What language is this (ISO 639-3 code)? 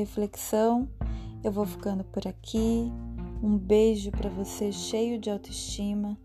por